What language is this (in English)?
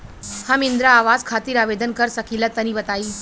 Bhojpuri